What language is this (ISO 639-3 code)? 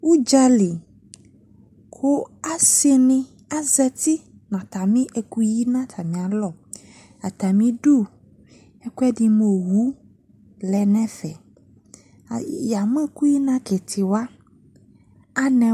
kpo